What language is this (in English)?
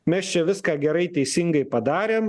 Lithuanian